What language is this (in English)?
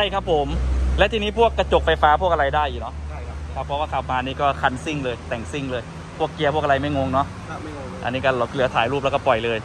Thai